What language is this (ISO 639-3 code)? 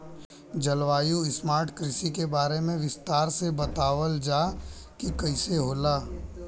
bho